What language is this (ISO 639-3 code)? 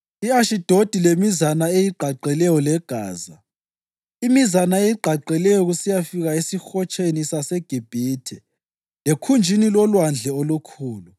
nde